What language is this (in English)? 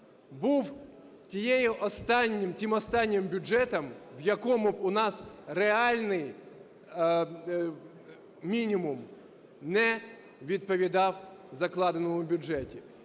Ukrainian